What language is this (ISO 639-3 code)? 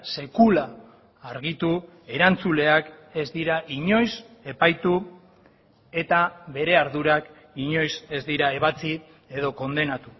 eus